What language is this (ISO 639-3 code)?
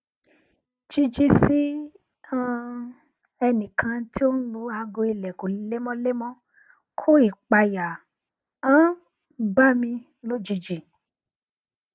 yor